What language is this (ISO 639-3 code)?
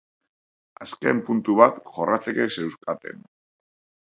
eus